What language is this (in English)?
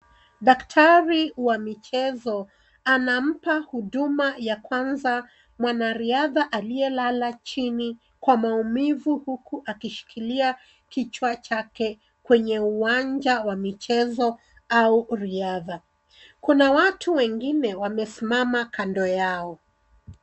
Swahili